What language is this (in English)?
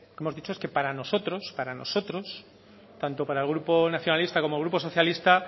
Spanish